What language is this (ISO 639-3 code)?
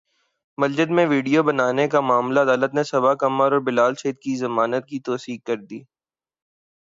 urd